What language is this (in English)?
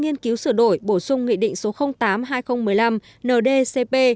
Vietnamese